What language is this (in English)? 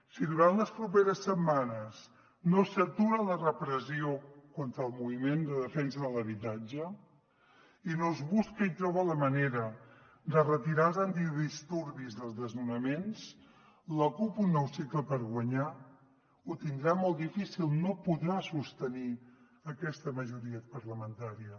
Catalan